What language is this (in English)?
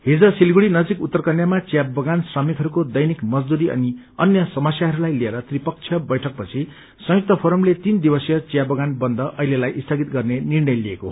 Nepali